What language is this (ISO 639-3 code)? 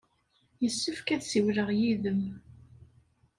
kab